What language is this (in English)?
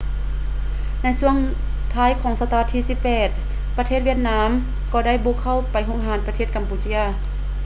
Lao